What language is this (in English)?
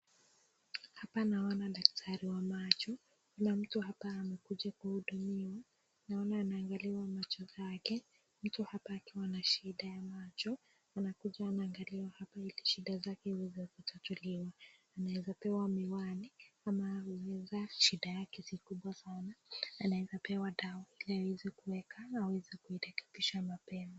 Swahili